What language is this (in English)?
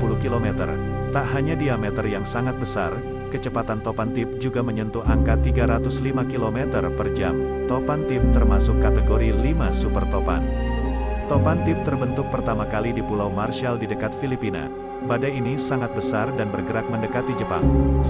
Indonesian